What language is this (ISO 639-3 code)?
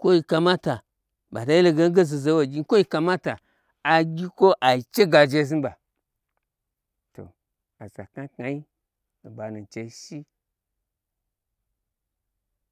gbr